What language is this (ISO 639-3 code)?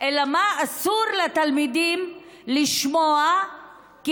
heb